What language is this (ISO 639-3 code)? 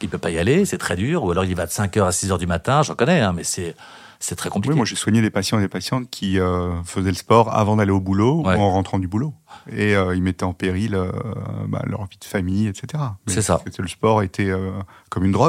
fra